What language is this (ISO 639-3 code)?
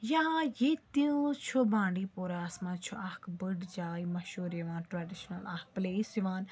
kas